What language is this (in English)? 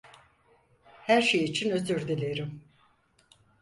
Turkish